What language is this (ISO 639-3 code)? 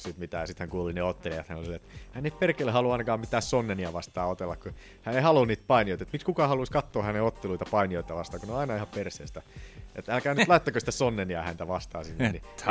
fin